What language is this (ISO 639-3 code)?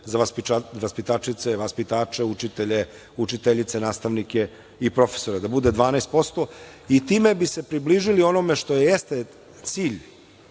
srp